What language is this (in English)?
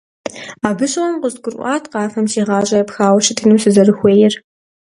Kabardian